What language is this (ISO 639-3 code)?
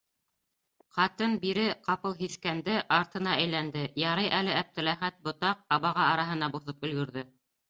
bak